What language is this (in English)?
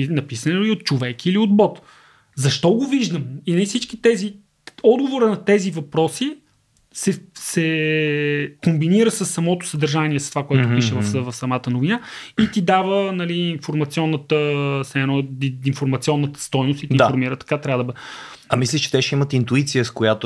Bulgarian